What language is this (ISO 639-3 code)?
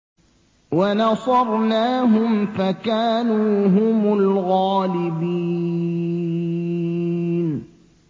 ara